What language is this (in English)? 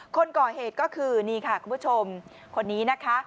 Thai